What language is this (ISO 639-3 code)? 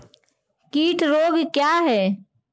hin